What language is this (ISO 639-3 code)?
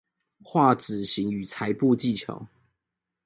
zho